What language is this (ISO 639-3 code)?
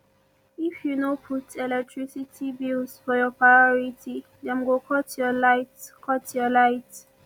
pcm